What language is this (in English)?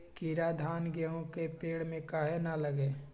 Magahi